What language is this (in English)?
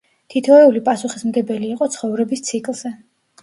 Georgian